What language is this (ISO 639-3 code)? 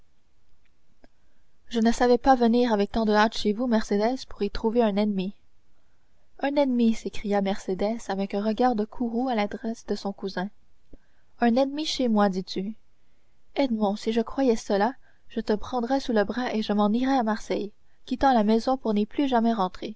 fra